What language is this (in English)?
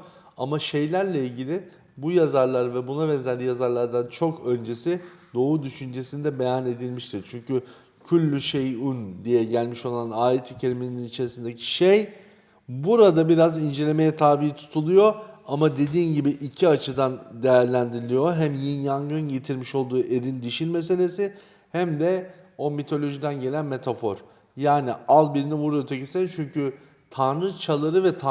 Turkish